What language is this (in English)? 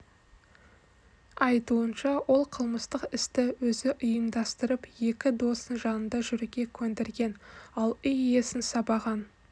Kazakh